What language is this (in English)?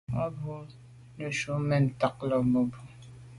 Medumba